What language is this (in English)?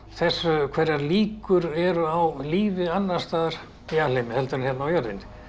Icelandic